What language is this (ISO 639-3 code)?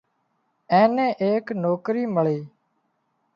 kxp